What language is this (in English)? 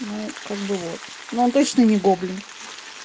Russian